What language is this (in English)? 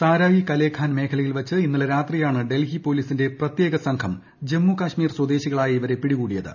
Malayalam